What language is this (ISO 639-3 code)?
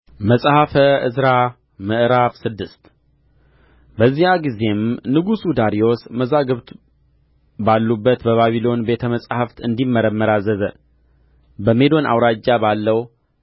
amh